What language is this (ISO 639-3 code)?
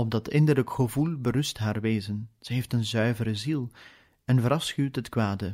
nld